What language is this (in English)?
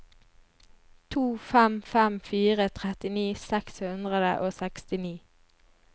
Norwegian